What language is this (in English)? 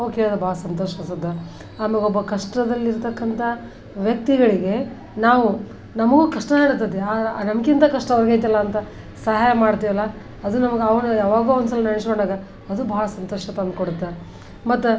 Kannada